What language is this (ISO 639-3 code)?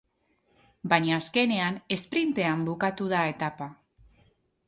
eus